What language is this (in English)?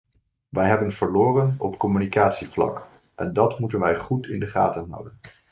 Dutch